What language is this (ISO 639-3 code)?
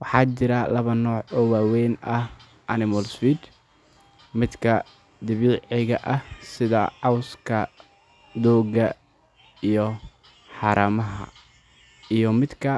som